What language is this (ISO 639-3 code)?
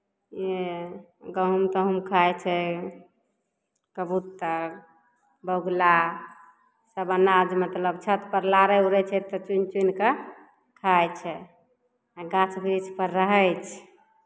mai